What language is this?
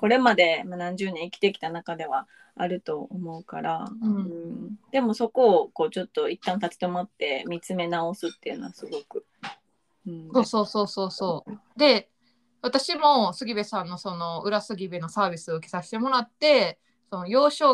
Japanese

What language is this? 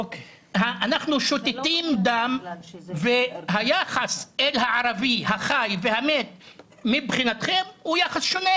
Hebrew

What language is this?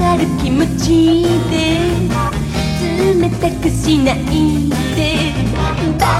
Hebrew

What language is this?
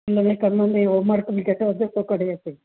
Sindhi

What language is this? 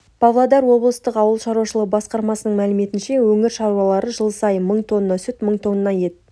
Kazakh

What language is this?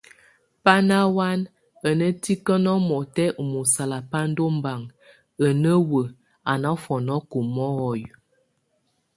Tunen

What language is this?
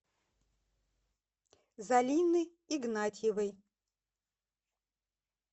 Russian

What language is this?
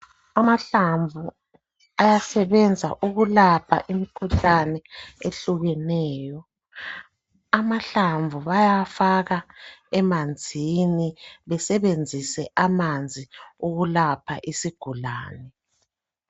North Ndebele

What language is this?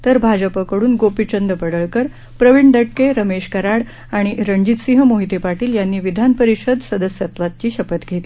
Marathi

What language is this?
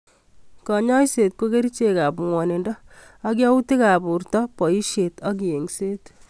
Kalenjin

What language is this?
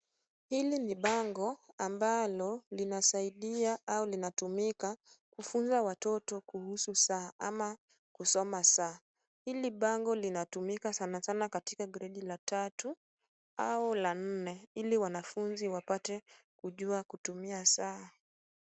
Swahili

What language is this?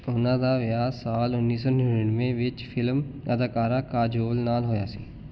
Punjabi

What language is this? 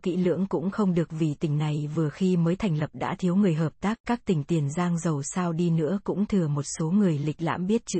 Vietnamese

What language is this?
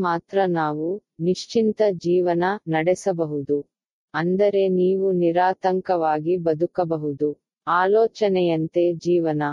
Tamil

